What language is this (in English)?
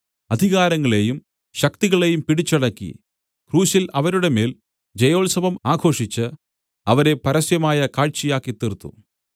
Malayalam